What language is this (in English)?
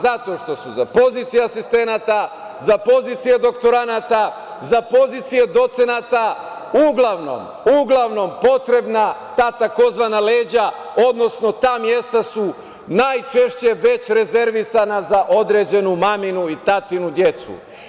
Serbian